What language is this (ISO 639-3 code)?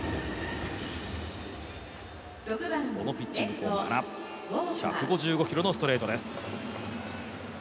jpn